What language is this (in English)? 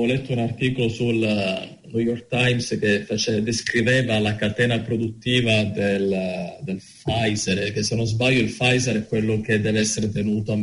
Italian